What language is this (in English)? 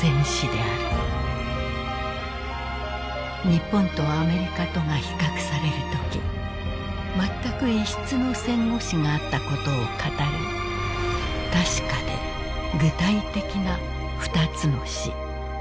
Japanese